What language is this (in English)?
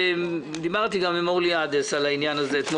Hebrew